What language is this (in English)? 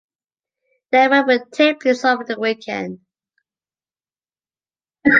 English